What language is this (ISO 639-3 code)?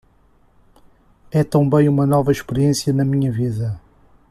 por